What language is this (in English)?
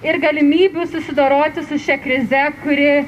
Lithuanian